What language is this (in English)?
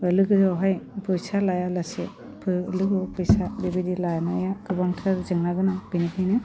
Bodo